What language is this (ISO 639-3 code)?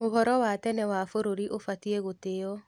kik